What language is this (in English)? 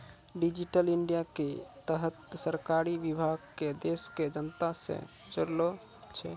Maithili